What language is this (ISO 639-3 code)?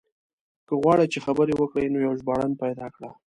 pus